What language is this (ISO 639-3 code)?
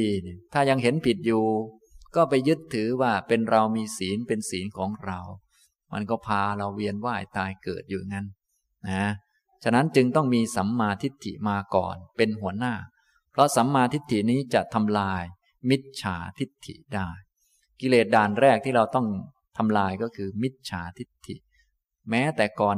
tha